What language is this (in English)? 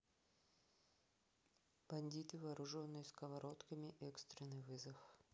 Russian